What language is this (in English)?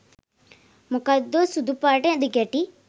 Sinhala